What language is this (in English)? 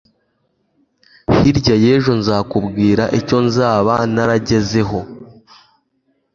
Kinyarwanda